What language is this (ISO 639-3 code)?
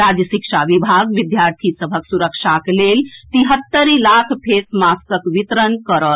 mai